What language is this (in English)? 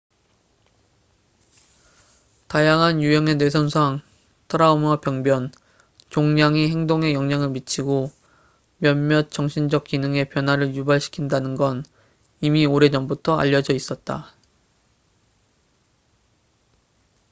Korean